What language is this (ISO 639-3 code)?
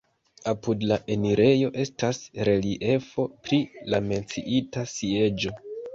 epo